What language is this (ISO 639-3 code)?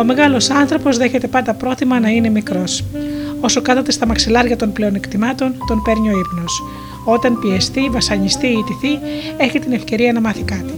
ell